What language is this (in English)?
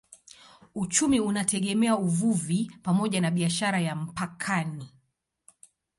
Swahili